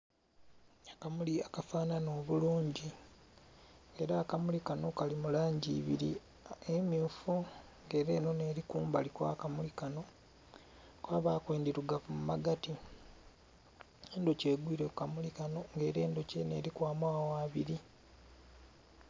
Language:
Soga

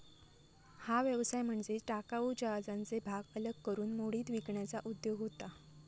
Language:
Marathi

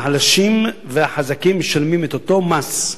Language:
Hebrew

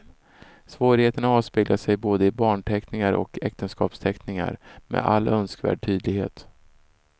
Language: Swedish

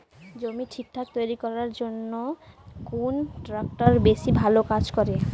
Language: Bangla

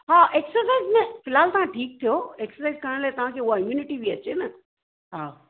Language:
Sindhi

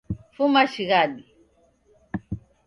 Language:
Taita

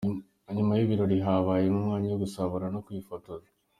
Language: Kinyarwanda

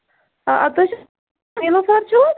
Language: Kashmiri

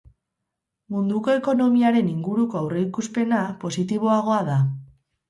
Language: Basque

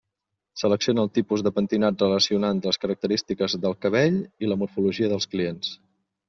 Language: Catalan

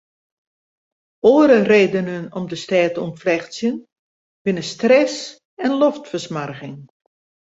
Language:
Western Frisian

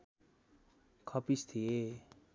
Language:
Nepali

